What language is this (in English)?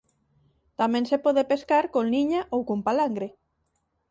Galician